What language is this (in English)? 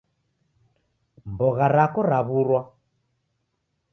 Taita